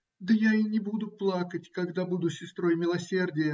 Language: Russian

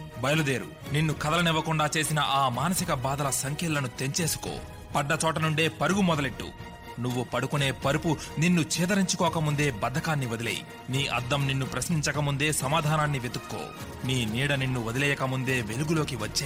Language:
Telugu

